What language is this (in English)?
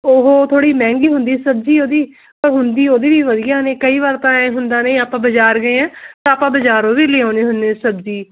Punjabi